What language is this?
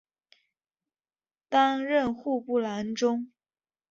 Chinese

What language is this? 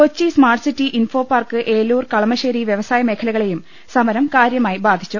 Malayalam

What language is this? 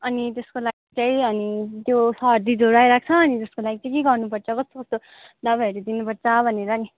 Nepali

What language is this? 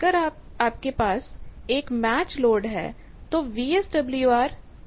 Hindi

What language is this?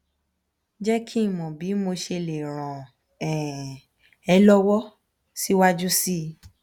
Yoruba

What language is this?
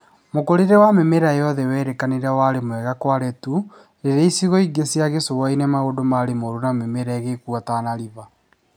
Kikuyu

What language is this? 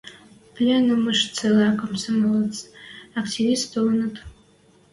Western Mari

